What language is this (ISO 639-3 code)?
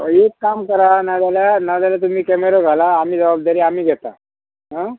kok